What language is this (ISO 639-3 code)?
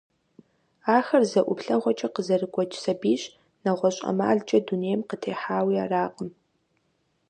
kbd